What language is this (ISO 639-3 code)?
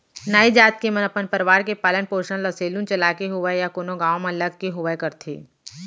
hne